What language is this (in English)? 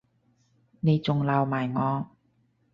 Cantonese